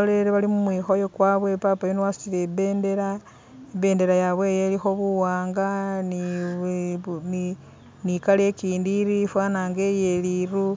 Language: Masaaba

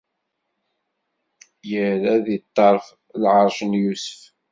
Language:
Kabyle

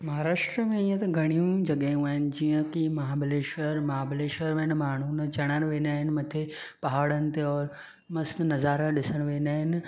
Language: Sindhi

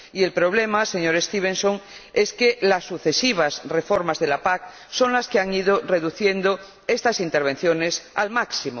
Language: Spanish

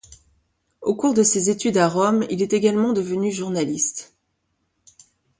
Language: French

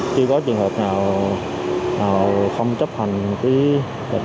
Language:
Vietnamese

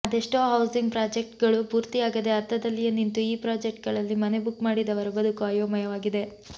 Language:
Kannada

